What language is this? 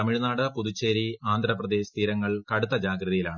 Malayalam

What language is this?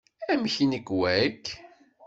Kabyle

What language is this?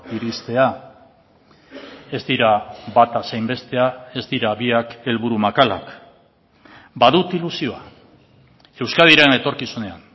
Basque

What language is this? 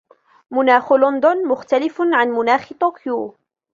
Arabic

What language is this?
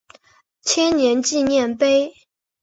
Chinese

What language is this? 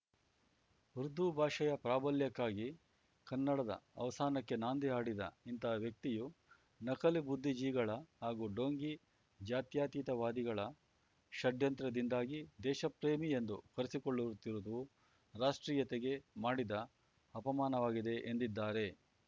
Kannada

